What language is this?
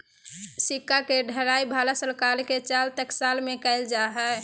Magahi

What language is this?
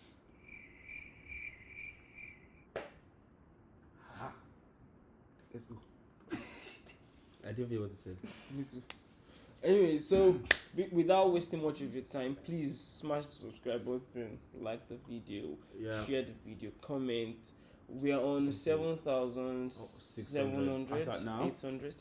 Turkish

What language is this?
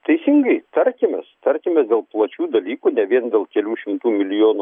Lithuanian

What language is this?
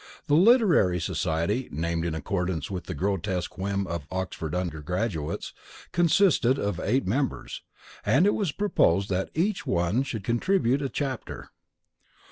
English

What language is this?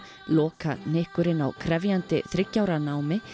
Icelandic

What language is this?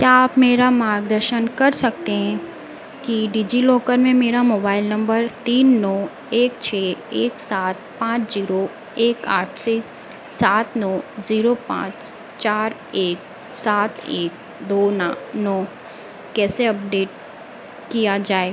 Hindi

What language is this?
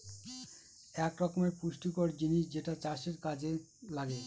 Bangla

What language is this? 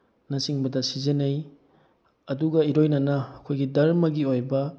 Manipuri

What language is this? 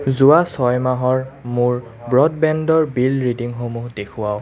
Assamese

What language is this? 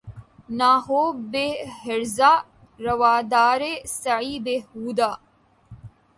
Urdu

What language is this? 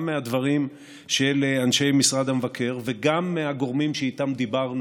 Hebrew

